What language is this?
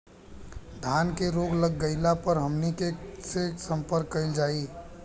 Bhojpuri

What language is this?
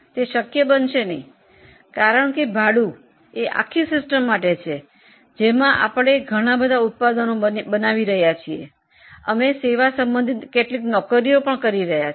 Gujarati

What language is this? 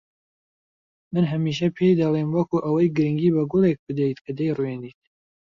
Central Kurdish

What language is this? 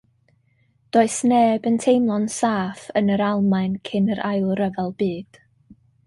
Welsh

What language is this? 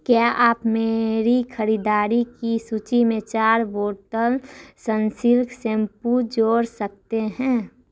Hindi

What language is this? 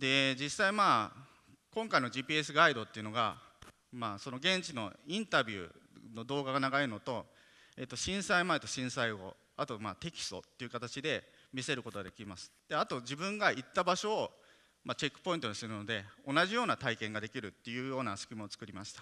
Japanese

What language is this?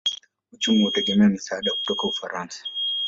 Swahili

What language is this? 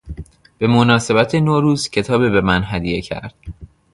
Persian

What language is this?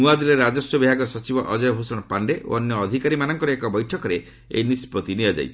Odia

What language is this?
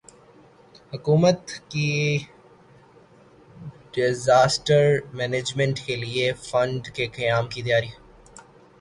Urdu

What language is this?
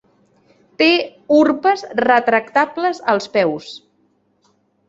Catalan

